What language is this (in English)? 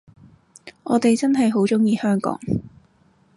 Cantonese